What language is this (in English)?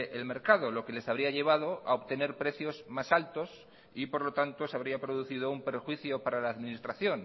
Spanish